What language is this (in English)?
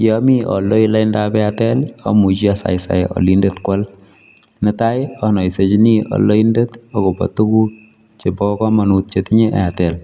Kalenjin